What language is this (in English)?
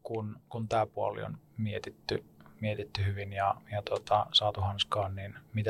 Finnish